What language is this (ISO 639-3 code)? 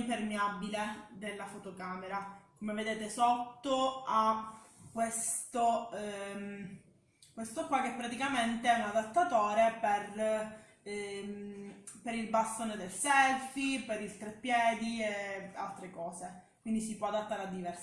ita